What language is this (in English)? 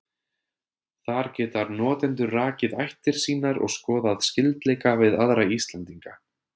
Icelandic